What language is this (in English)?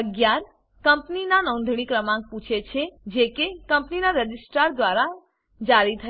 Gujarati